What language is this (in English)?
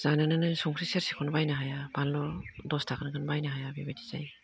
Bodo